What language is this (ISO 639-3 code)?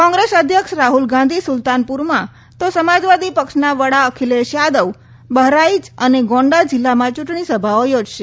guj